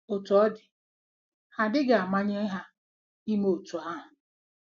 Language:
Igbo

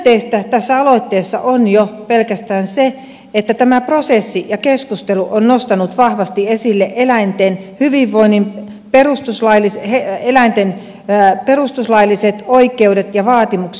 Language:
Finnish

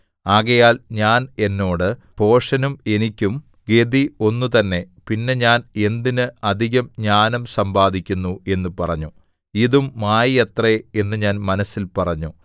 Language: Malayalam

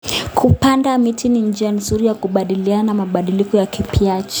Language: Kalenjin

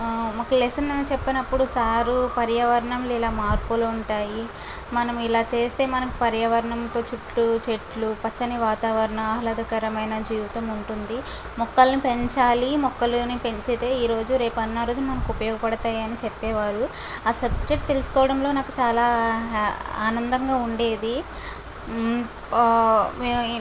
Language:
Telugu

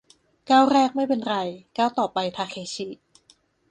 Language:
Thai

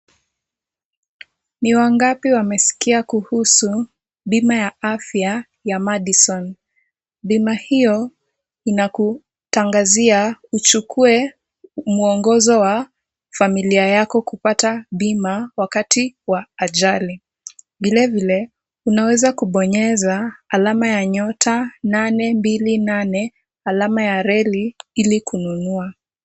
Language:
Swahili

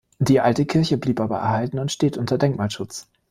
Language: German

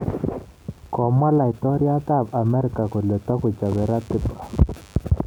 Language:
Kalenjin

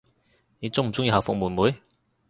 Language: Cantonese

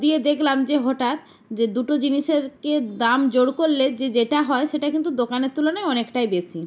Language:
Bangla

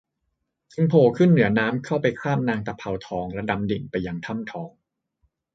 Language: Thai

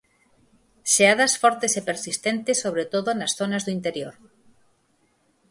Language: Galician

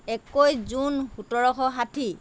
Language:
Assamese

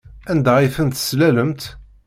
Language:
Kabyle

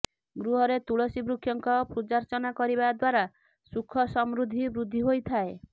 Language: Odia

